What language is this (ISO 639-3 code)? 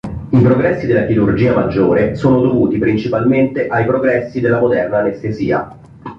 ita